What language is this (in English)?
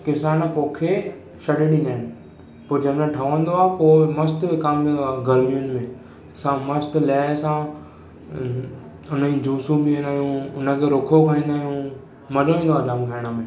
Sindhi